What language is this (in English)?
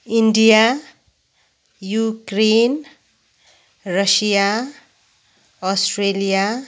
Nepali